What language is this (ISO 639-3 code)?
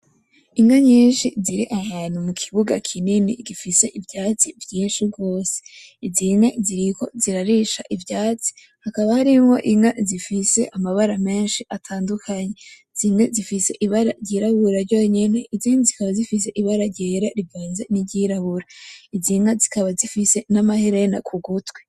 run